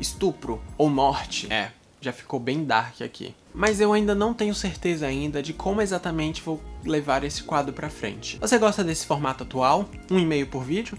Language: Portuguese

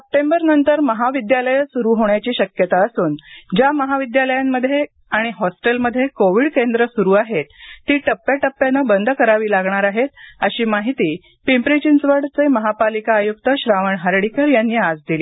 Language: Marathi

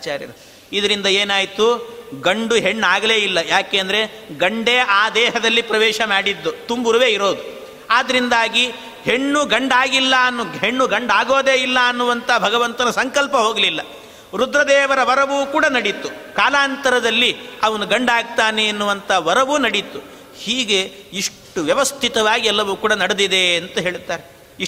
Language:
Kannada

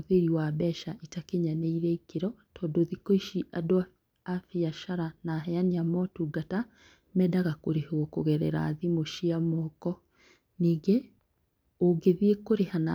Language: Kikuyu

